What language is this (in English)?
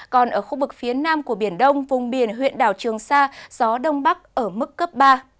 Vietnamese